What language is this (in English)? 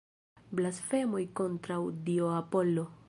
Esperanto